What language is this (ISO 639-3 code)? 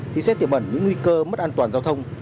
vie